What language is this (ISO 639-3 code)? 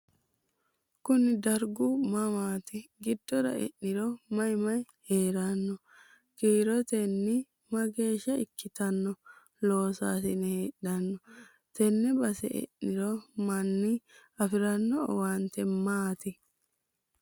sid